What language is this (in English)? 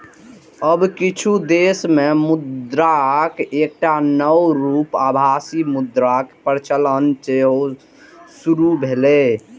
Maithili